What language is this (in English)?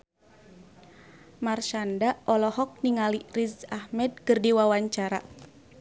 Sundanese